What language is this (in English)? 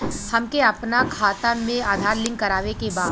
Bhojpuri